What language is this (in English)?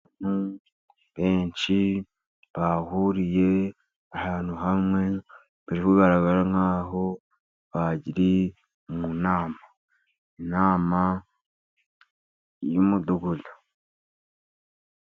Kinyarwanda